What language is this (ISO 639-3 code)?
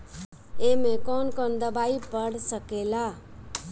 bho